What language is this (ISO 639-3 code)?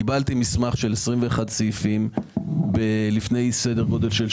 heb